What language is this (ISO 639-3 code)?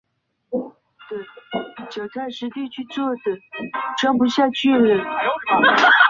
zho